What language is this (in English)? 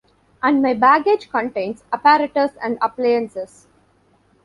English